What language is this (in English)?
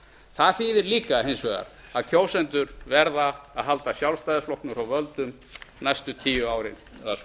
Icelandic